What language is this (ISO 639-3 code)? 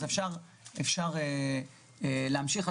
heb